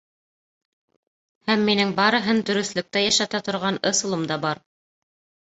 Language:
Bashkir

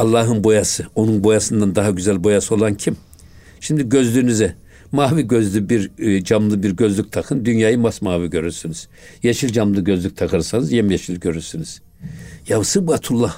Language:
Turkish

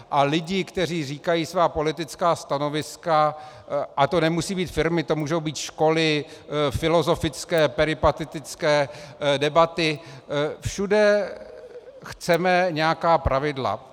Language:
Czech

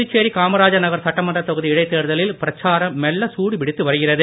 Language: Tamil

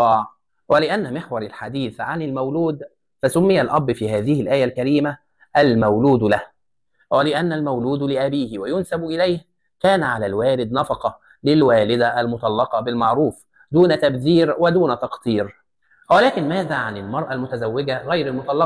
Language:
Arabic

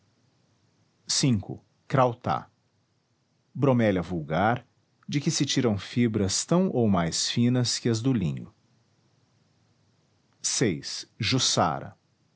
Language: Portuguese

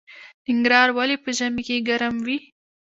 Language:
Pashto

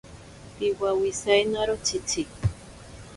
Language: Ashéninka Perené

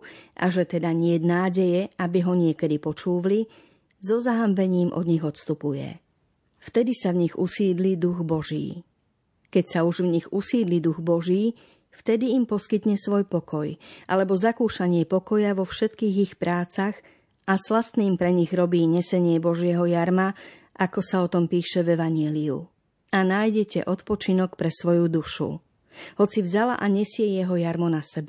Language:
Slovak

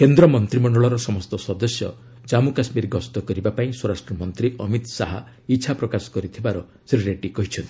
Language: Odia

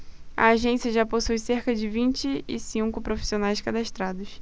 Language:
Portuguese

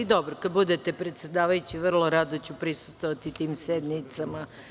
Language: Serbian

